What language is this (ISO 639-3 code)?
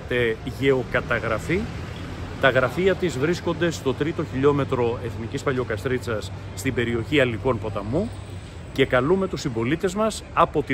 ell